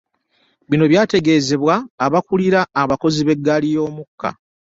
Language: Ganda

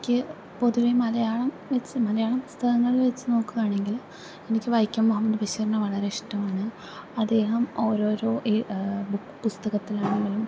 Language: Malayalam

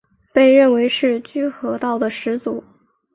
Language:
Chinese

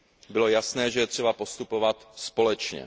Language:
Czech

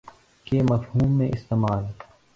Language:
Urdu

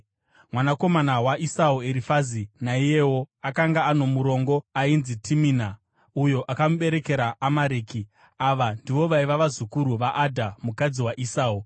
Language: Shona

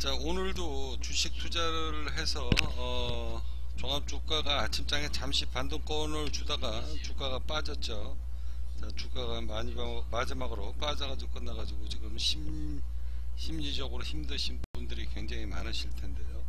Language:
Korean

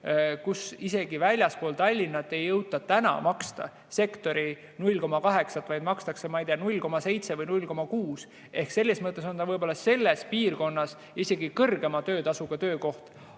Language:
Estonian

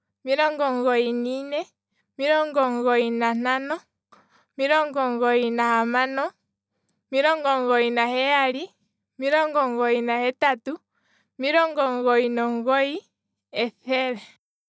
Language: Kwambi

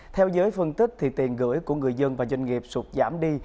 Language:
Vietnamese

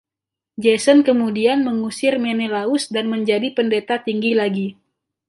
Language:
Indonesian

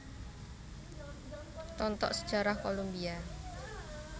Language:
Javanese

